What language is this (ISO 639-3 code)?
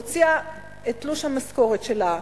heb